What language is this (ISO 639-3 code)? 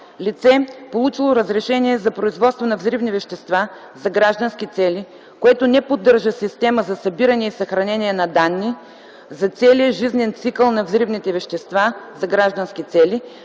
bul